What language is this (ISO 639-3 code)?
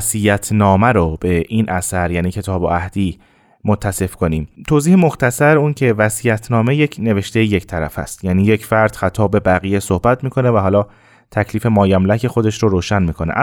fas